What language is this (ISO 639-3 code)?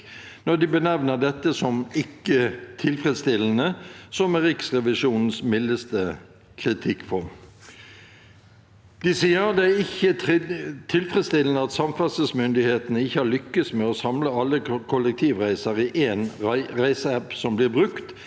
nor